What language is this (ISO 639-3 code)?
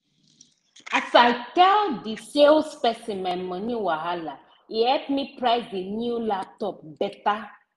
pcm